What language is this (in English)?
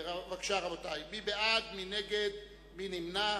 Hebrew